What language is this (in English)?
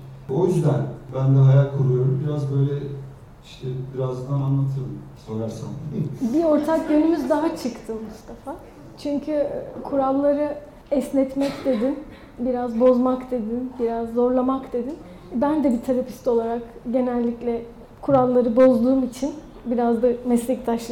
Turkish